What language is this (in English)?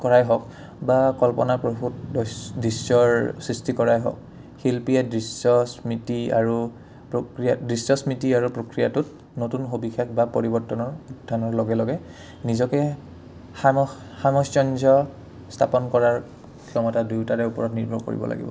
Assamese